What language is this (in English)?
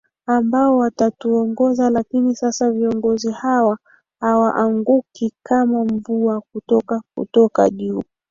Swahili